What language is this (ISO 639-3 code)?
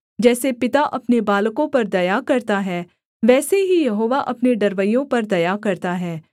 hin